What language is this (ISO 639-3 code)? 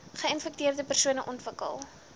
afr